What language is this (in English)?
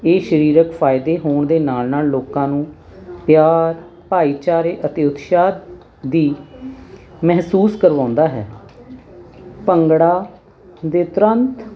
Punjabi